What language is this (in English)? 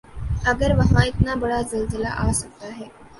Urdu